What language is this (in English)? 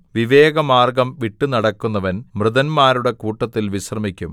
Malayalam